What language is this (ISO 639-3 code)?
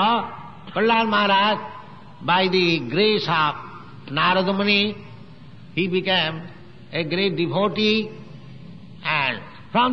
eng